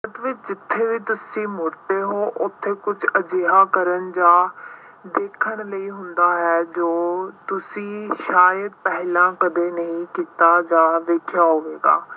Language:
Punjabi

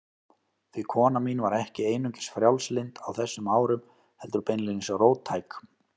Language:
Icelandic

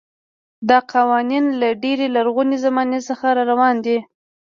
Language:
Pashto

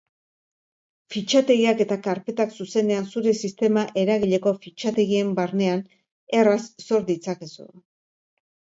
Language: Basque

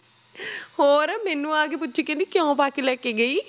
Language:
Punjabi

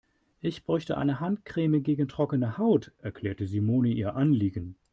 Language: German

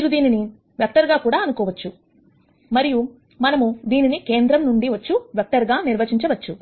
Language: Telugu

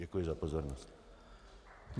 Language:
Czech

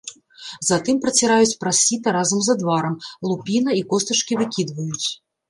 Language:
Belarusian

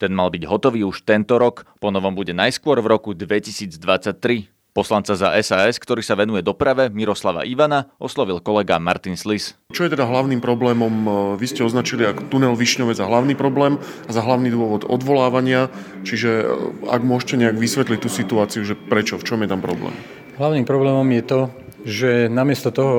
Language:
Slovak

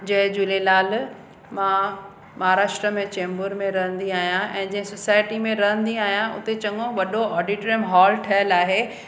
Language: Sindhi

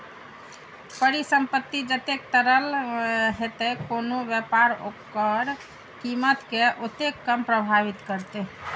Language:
Maithili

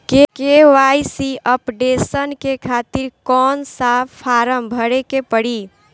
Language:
Bhojpuri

